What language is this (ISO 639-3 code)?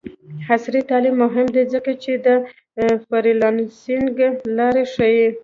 pus